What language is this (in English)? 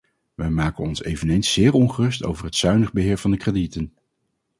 Dutch